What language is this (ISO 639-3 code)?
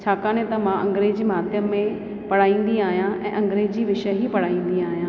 snd